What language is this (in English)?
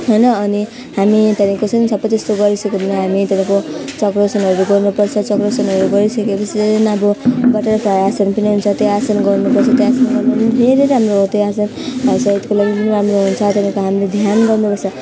Nepali